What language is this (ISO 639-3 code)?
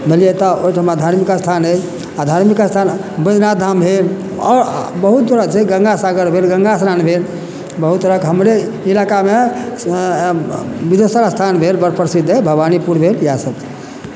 mai